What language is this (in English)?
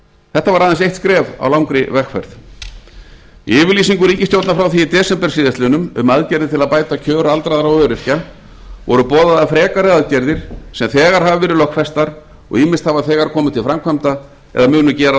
Icelandic